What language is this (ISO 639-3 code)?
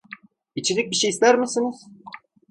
tur